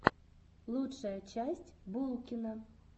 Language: Russian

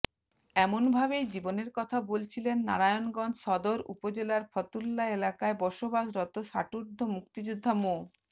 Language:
Bangla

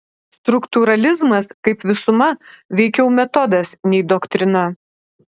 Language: Lithuanian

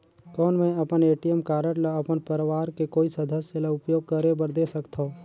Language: Chhattisgarhi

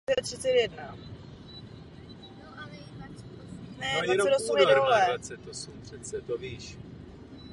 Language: Czech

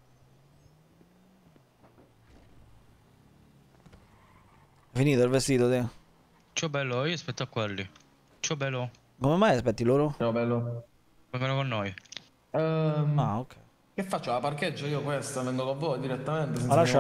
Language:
Italian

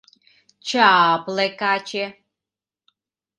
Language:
Mari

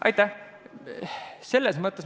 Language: Estonian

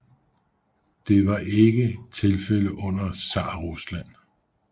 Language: Danish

